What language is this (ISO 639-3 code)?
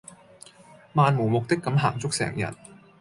yue